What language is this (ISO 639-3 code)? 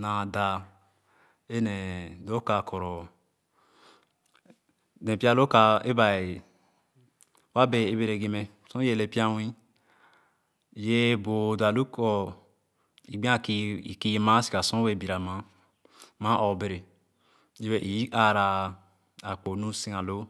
ogo